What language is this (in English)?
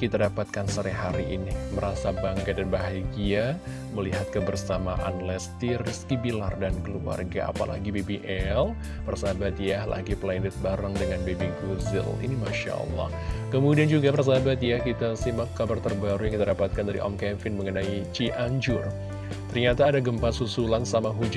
Indonesian